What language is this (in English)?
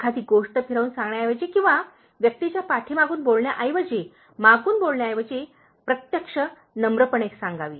Marathi